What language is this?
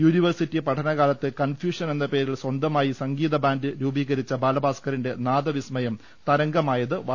Malayalam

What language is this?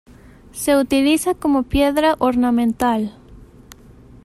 Spanish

